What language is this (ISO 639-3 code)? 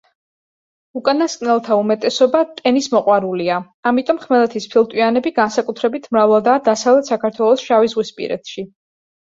kat